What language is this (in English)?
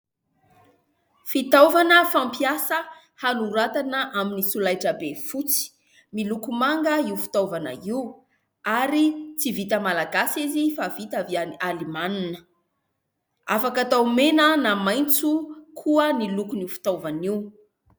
Malagasy